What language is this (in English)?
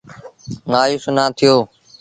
Sindhi Bhil